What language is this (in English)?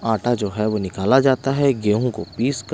Hindi